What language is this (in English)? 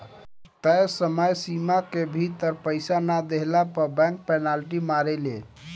Bhojpuri